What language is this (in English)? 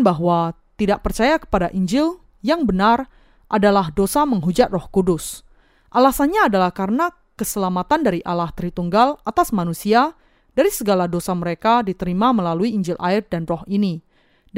Indonesian